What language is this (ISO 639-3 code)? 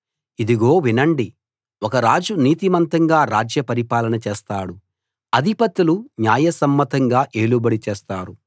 tel